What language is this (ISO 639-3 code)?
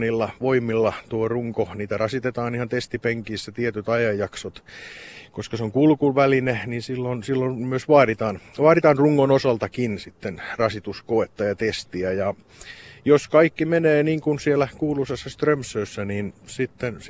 fin